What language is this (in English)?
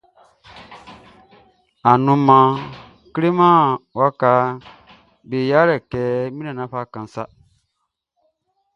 Baoulé